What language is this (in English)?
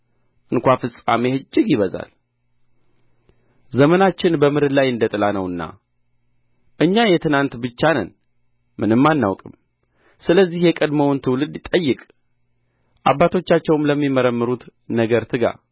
Amharic